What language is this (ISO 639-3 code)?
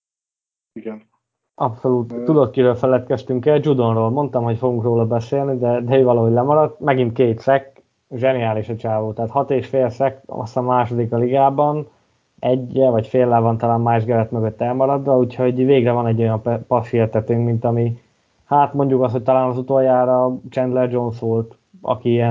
hun